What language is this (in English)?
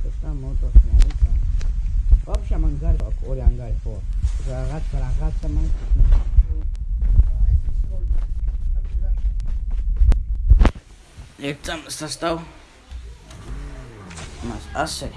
Georgian